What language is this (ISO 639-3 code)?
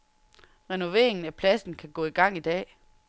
dan